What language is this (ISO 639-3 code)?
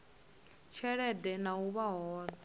ven